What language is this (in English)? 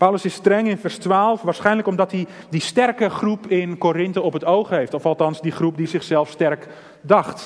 Dutch